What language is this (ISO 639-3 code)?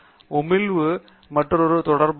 tam